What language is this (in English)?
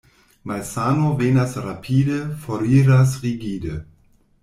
Esperanto